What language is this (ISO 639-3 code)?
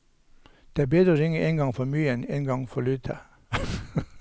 nor